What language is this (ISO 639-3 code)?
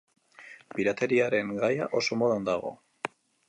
eus